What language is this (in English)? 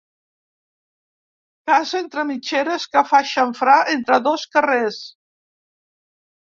Catalan